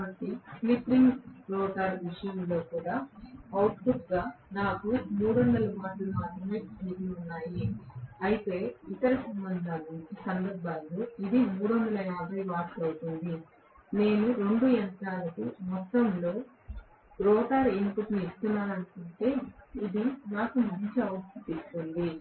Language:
Telugu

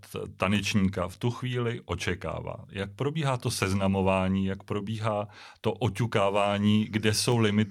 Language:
Czech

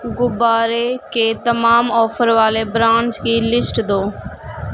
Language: Urdu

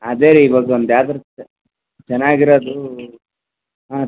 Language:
Kannada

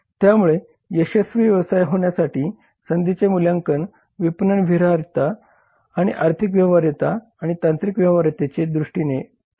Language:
Marathi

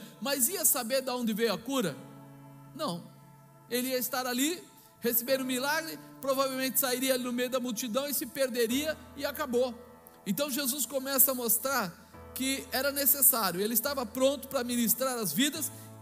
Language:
Portuguese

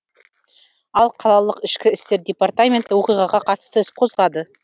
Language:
Kazakh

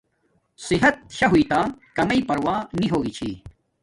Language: Domaaki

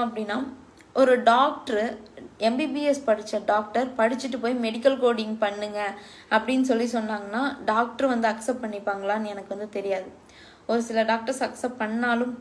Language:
English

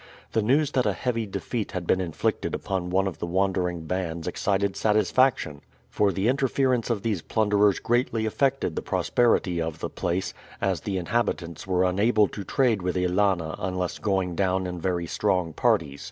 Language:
English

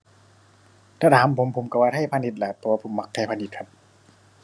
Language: Thai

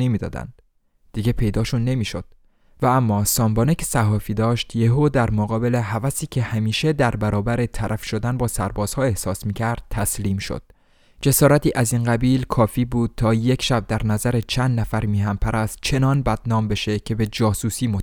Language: Persian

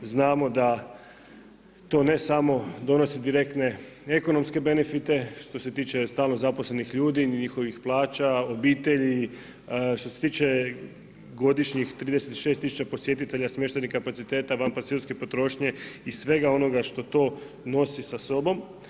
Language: Croatian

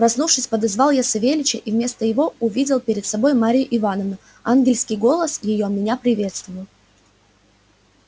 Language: Russian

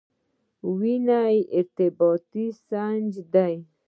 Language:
Pashto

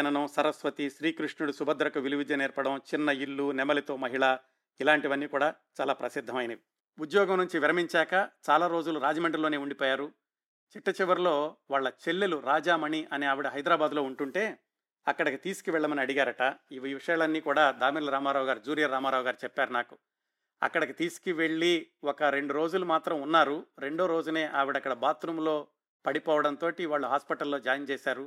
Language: Telugu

